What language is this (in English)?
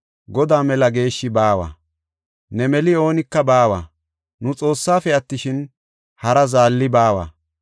Gofa